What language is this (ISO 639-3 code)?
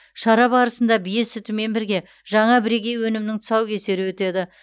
kaz